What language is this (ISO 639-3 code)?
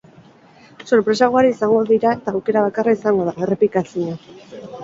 eus